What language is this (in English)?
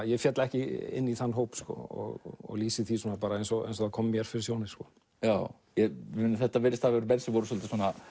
Icelandic